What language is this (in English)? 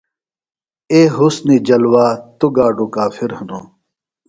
Phalura